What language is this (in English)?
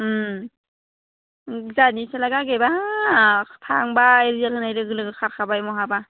Bodo